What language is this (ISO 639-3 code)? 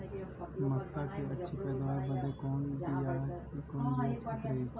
bho